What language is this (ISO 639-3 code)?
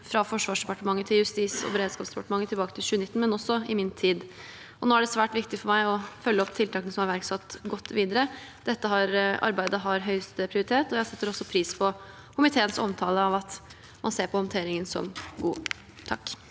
nor